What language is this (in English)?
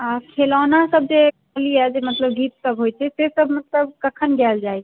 Maithili